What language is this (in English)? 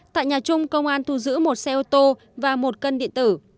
Vietnamese